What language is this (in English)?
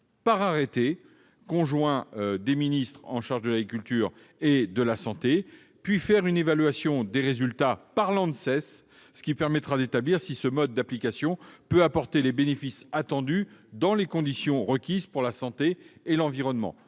French